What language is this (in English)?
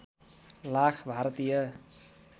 Nepali